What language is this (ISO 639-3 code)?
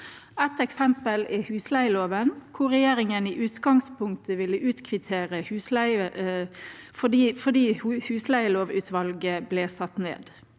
nor